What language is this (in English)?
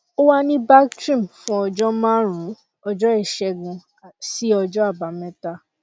Yoruba